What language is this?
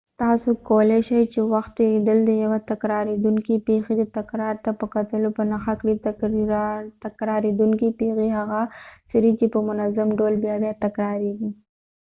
Pashto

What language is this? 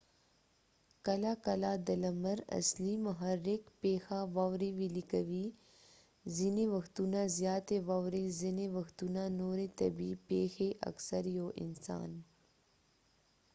Pashto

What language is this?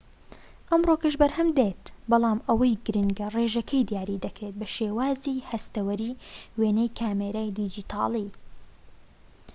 Central Kurdish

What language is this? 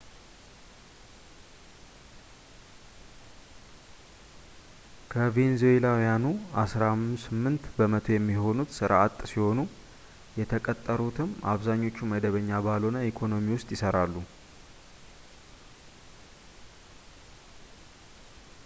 Amharic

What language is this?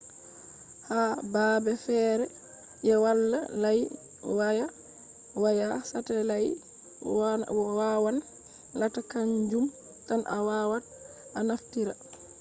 Fula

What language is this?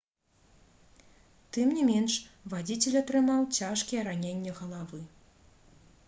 Belarusian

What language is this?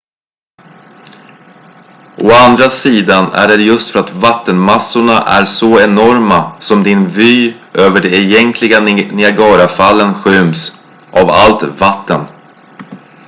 Swedish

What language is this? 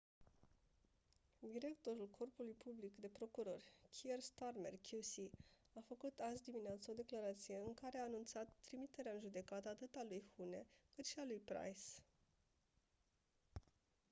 Romanian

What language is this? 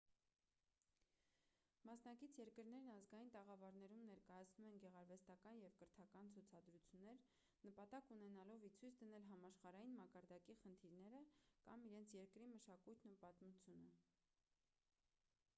Armenian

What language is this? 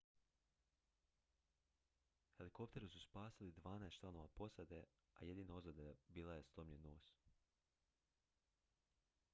Croatian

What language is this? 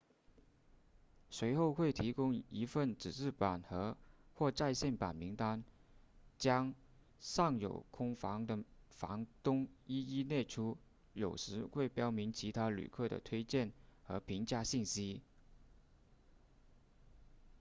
Chinese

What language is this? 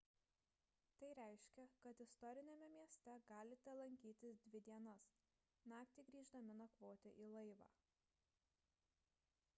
Lithuanian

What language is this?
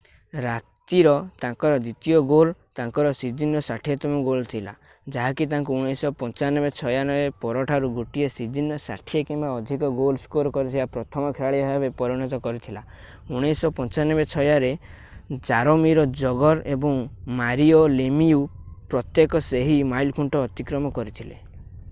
Odia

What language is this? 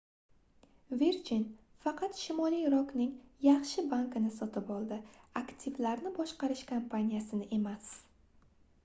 Uzbek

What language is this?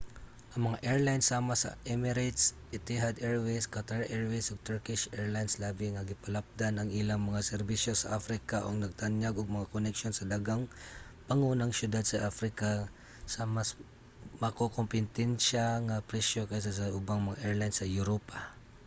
Cebuano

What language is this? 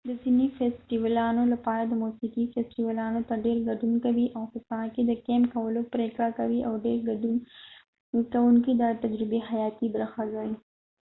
Pashto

